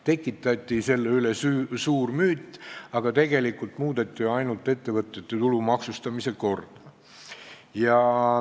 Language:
Estonian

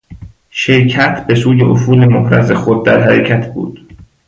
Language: Persian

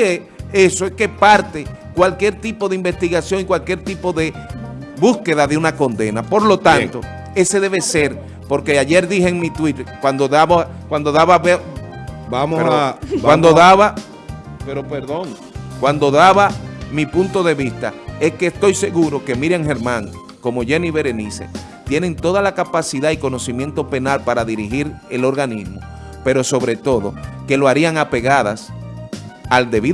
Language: Spanish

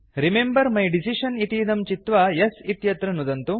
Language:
Sanskrit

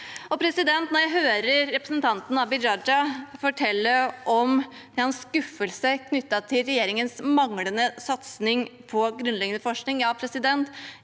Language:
Norwegian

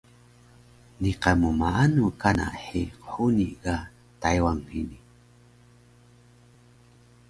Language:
Taroko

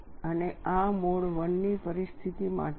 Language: Gujarati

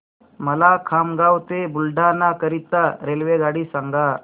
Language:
Marathi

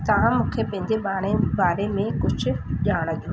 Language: Sindhi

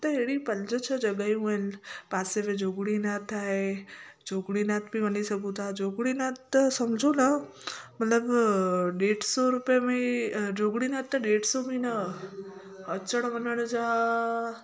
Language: Sindhi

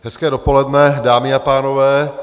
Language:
Czech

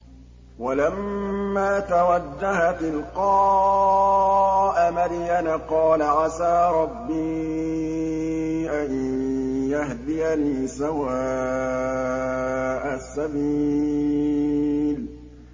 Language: Arabic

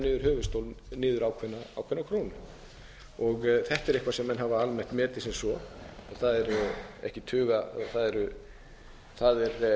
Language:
Icelandic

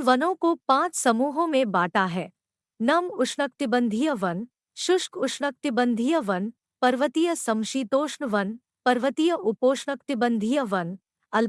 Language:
Hindi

